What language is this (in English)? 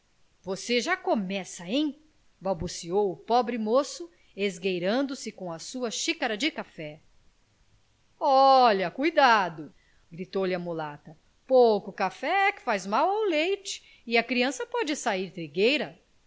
Portuguese